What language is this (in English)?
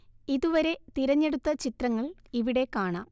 Malayalam